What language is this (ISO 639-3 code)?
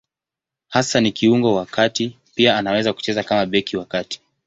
swa